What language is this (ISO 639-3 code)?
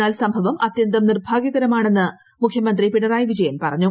mal